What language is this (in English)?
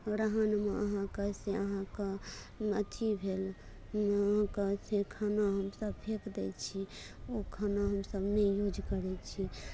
Maithili